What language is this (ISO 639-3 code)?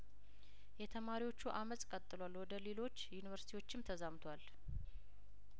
amh